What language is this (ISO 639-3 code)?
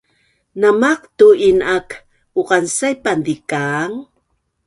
bnn